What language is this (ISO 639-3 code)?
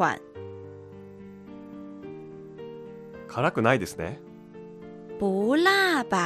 jpn